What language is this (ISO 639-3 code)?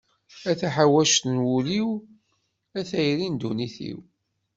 kab